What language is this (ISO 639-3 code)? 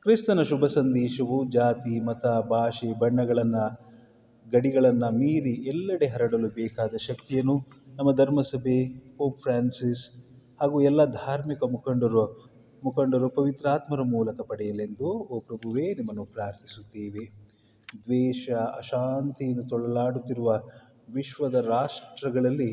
kan